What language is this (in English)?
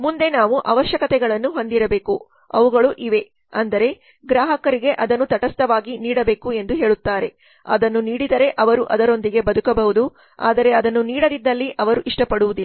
Kannada